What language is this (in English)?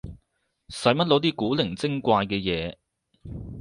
Cantonese